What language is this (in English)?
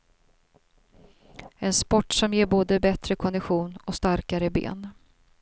Swedish